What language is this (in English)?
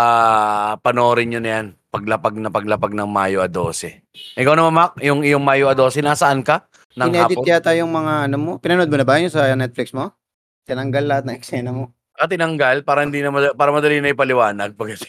Filipino